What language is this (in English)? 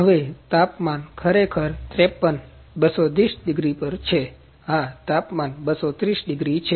Gujarati